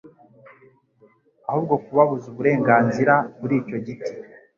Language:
Kinyarwanda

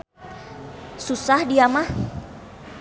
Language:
Sundanese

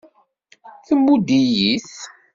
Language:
Kabyle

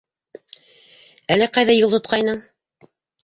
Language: Bashkir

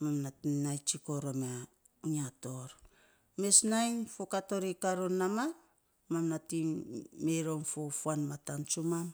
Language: Saposa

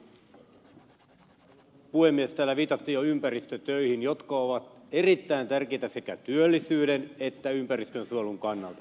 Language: Finnish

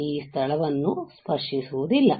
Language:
Kannada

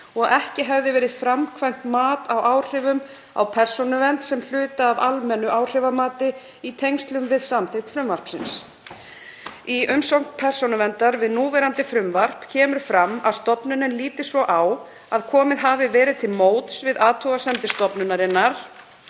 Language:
Icelandic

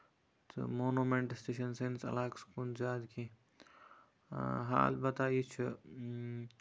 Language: Kashmiri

